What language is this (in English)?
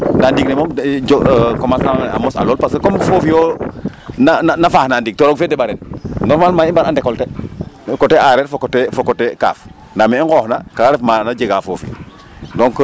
Serer